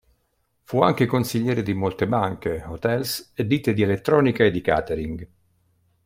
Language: Italian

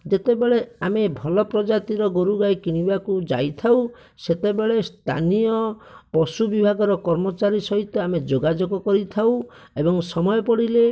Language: Odia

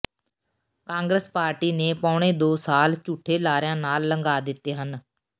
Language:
Punjabi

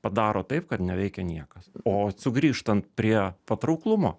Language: Lithuanian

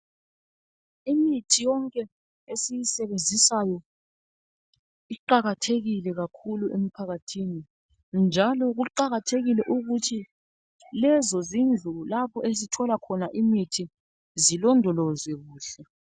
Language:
North Ndebele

